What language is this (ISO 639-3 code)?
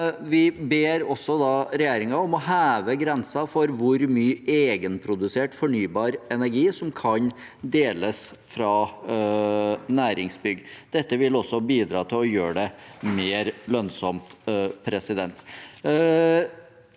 nor